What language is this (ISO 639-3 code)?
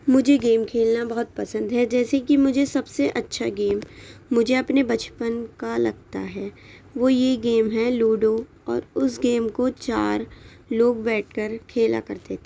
urd